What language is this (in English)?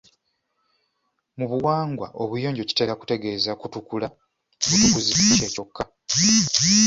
Ganda